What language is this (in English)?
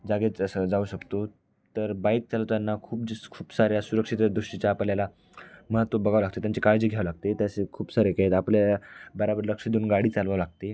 Marathi